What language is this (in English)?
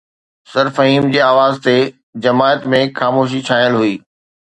Sindhi